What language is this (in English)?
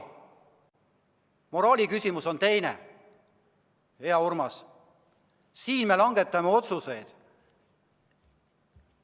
Estonian